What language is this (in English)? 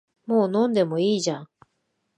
Japanese